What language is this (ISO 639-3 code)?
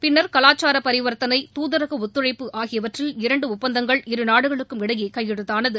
tam